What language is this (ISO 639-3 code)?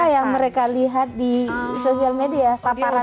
ind